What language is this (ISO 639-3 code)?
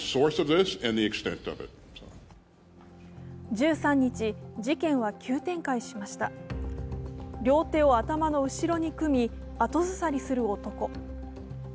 jpn